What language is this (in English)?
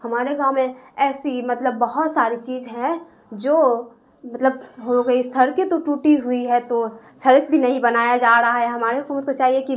Urdu